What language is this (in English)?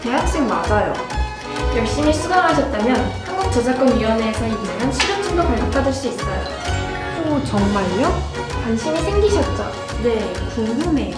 Korean